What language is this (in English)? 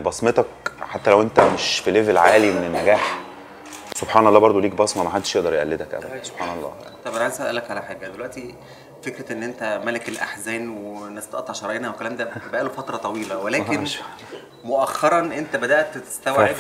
Arabic